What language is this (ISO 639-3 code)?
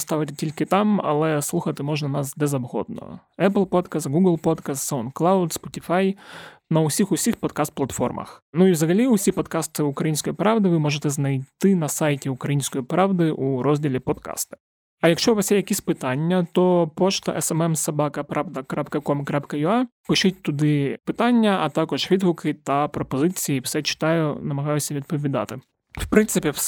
ukr